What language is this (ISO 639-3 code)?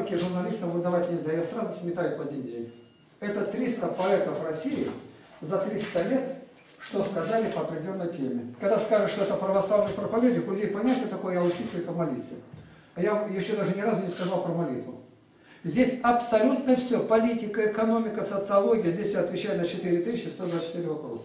rus